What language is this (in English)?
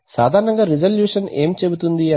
Telugu